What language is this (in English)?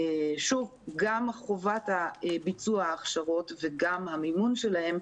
Hebrew